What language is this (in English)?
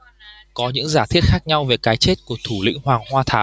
Vietnamese